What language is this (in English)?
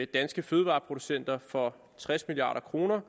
Danish